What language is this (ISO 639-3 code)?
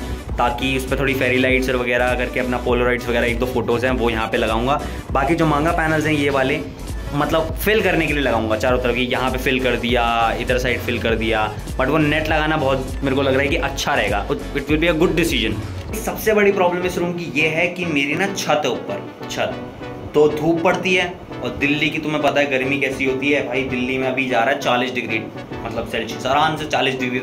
hin